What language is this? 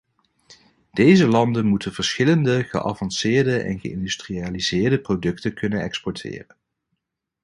Dutch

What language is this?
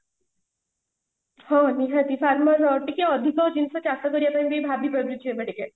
Odia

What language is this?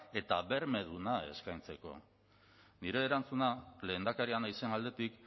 Basque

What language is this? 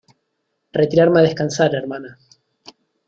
Spanish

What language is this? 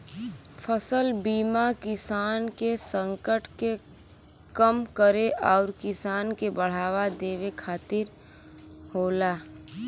Bhojpuri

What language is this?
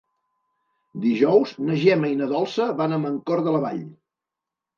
Catalan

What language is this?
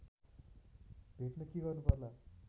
Nepali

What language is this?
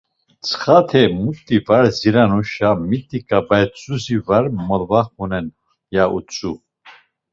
Laz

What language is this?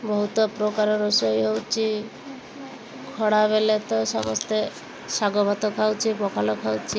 Odia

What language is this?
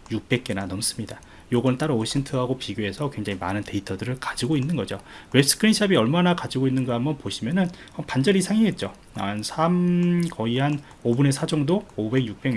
Korean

